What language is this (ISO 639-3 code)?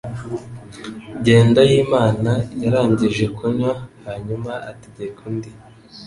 kin